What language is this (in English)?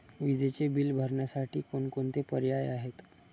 Marathi